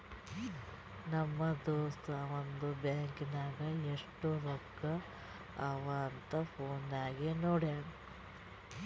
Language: Kannada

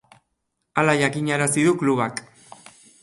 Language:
Basque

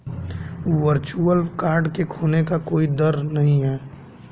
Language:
Hindi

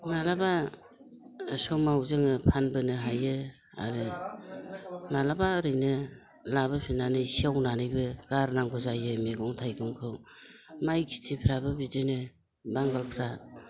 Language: Bodo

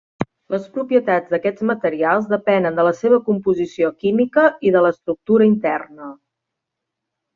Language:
Catalan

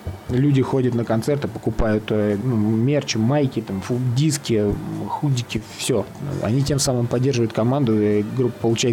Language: Russian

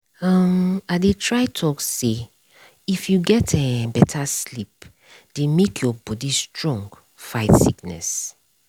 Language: Nigerian Pidgin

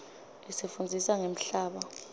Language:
Swati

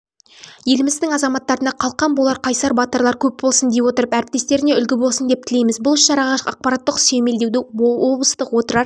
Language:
Kazakh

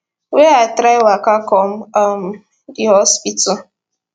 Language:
Nigerian Pidgin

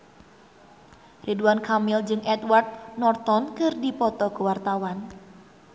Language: Sundanese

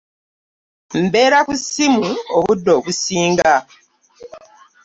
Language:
Ganda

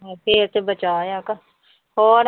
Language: Punjabi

